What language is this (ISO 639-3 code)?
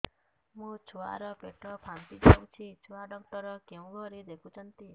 ori